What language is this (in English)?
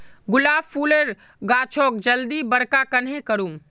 Magahi